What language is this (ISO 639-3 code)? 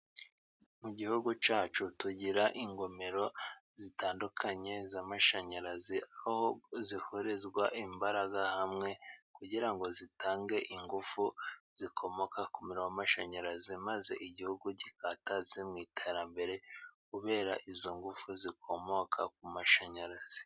kin